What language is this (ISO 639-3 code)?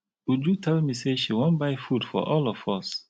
pcm